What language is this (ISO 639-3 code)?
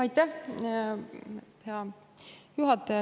est